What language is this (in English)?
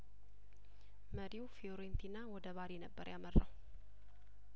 Amharic